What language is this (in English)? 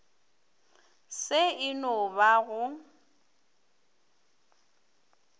Northern Sotho